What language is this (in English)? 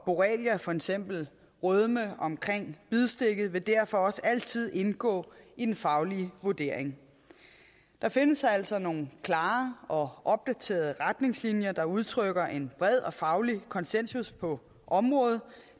Danish